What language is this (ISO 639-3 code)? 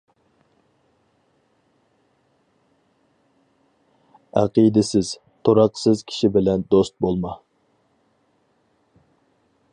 uig